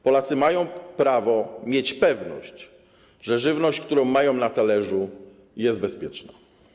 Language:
Polish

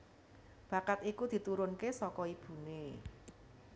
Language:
Javanese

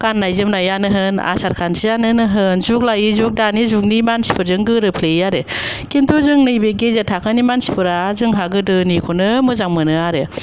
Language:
Bodo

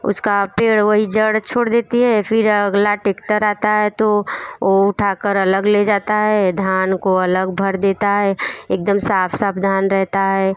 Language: Hindi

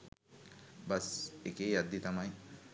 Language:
Sinhala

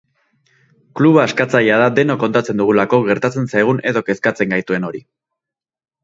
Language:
Basque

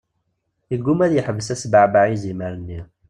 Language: Kabyle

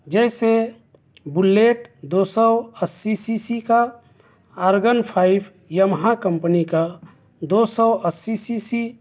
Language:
Urdu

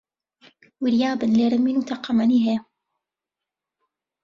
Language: Central Kurdish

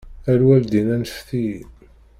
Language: Kabyle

